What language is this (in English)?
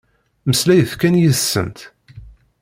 Kabyle